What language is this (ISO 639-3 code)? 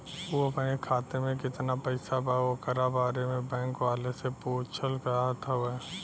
bho